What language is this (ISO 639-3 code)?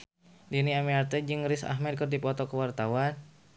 sun